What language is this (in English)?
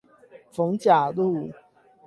Chinese